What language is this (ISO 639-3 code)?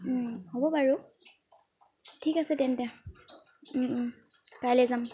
asm